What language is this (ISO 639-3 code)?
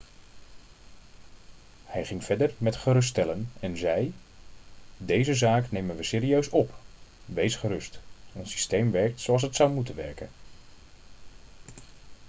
nld